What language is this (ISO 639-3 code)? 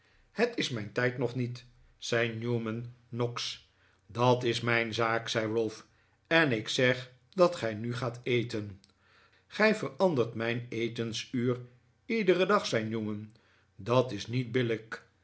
nld